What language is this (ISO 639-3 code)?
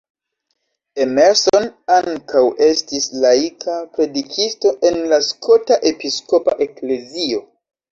epo